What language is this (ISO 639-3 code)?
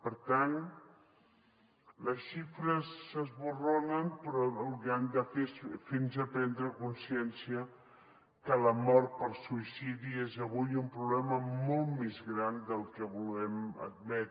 cat